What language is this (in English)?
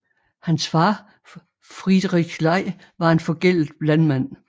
Danish